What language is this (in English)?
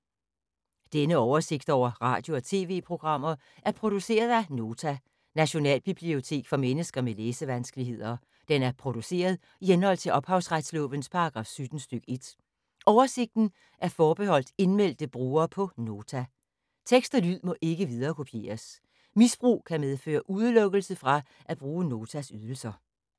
Danish